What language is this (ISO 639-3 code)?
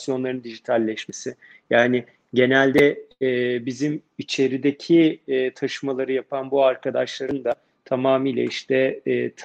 tur